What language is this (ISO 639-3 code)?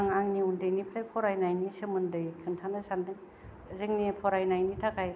brx